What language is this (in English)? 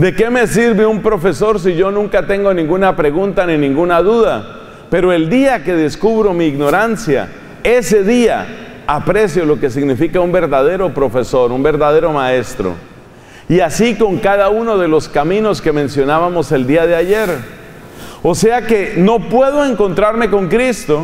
Spanish